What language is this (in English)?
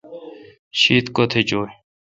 Kalkoti